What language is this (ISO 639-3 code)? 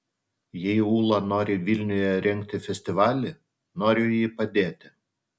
lit